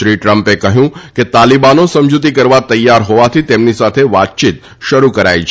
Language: Gujarati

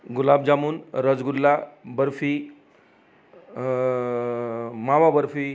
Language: Marathi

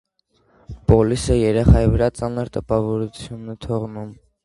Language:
Armenian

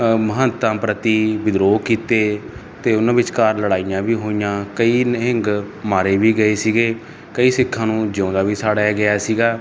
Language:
Punjabi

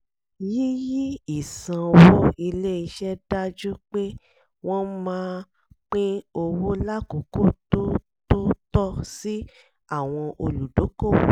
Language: Yoruba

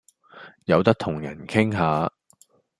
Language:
Cantonese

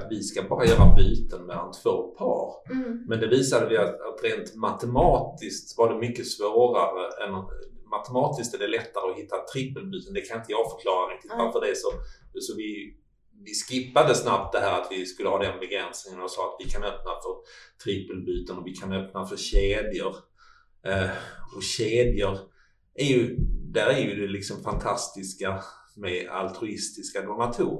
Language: Swedish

